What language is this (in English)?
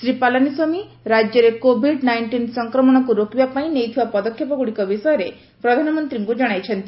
Odia